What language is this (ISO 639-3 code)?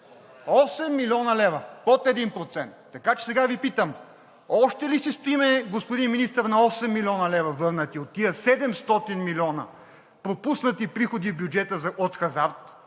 bul